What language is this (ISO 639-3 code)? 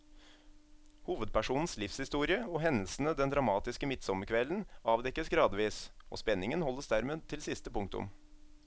nor